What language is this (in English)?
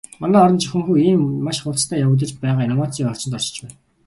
Mongolian